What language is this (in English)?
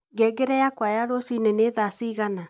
Kikuyu